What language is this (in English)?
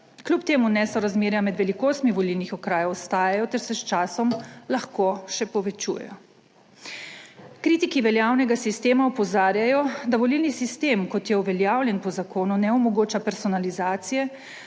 Slovenian